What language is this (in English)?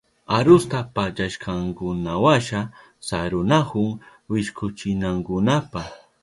Southern Pastaza Quechua